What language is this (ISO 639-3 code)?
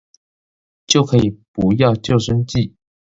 zho